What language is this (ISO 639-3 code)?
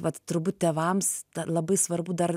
lit